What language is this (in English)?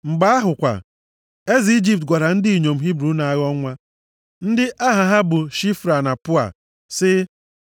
Igbo